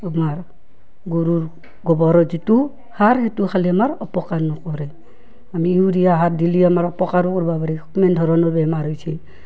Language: Assamese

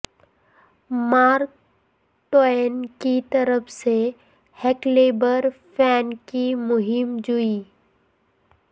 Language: Urdu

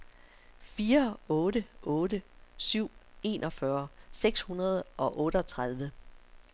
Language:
Danish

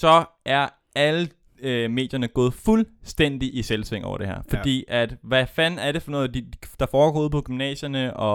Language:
Danish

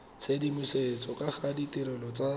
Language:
Tswana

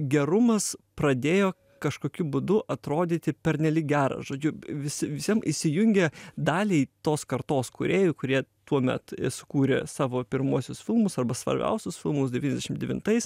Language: Lithuanian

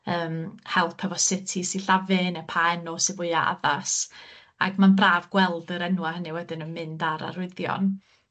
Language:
Welsh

